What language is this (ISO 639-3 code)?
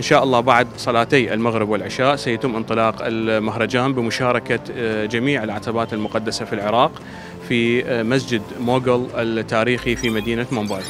ara